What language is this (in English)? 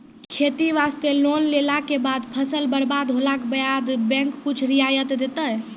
Maithili